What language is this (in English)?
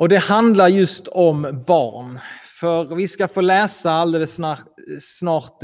Swedish